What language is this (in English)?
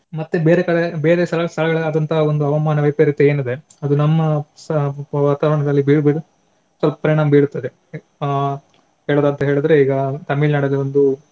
Kannada